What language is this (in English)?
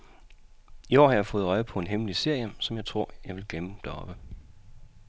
Danish